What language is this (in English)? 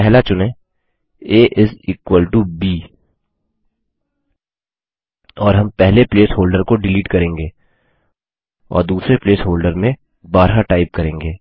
Hindi